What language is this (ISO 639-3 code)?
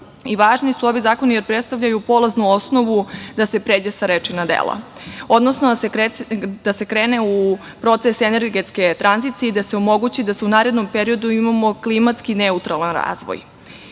srp